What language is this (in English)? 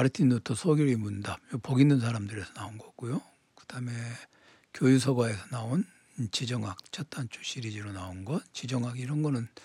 Korean